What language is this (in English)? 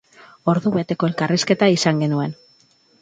Basque